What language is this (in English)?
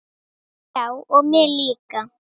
Icelandic